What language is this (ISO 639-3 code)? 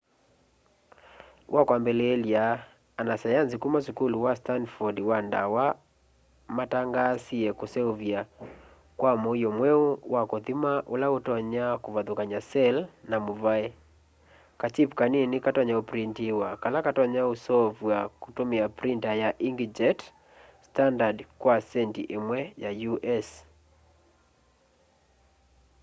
kam